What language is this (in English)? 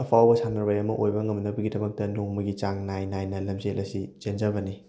Manipuri